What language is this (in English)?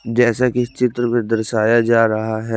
Hindi